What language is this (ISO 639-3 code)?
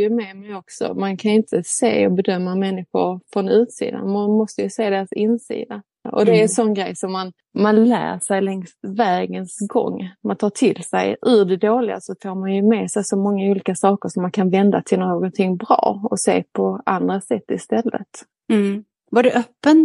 swe